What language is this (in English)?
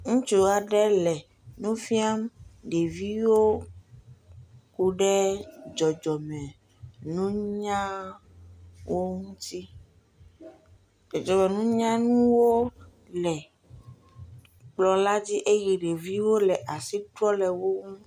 Ewe